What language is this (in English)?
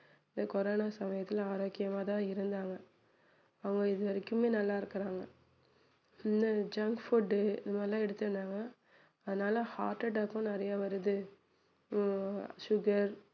Tamil